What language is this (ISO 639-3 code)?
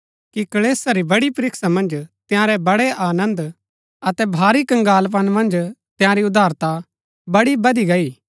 gbk